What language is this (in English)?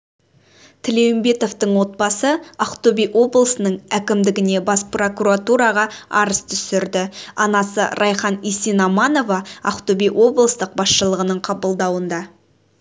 Kazakh